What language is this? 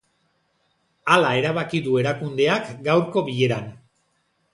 Basque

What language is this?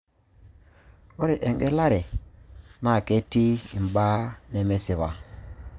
Masai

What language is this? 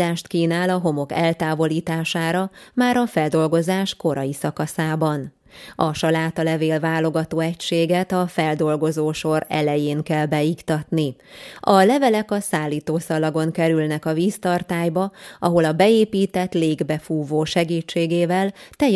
Hungarian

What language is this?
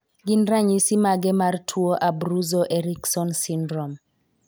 Luo (Kenya and Tanzania)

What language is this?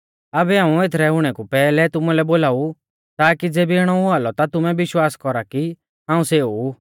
Mahasu Pahari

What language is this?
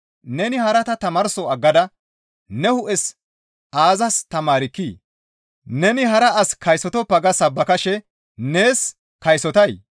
Gamo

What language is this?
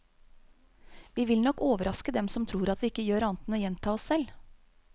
Norwegian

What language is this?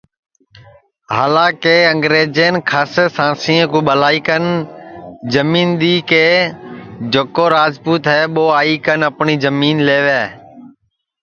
Sansi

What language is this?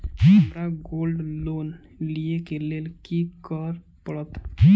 Maithili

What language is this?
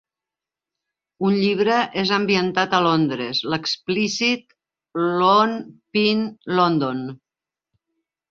Catalan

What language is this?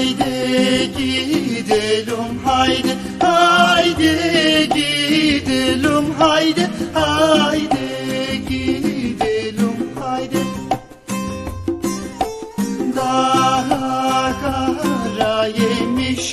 Turkish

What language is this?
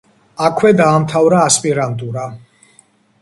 Georgian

